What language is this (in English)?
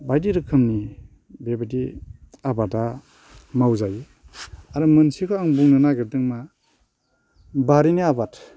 Bodo